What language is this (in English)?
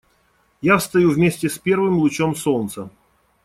Russian